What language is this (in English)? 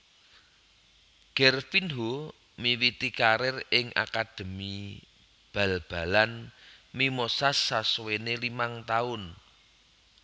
Javanese